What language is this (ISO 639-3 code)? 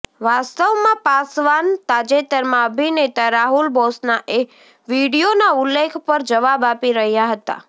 guj